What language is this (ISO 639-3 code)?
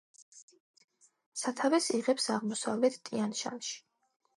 kat